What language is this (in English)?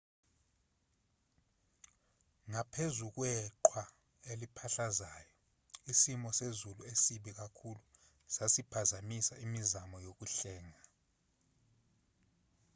Zulu